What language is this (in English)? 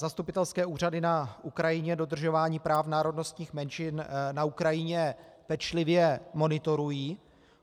Czech